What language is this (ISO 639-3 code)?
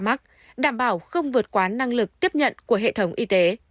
vie